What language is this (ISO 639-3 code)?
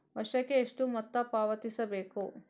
kan